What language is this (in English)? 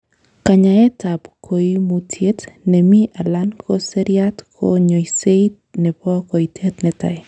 Kalenjin